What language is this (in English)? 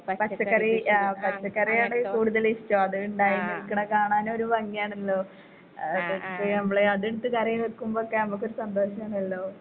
Malayalam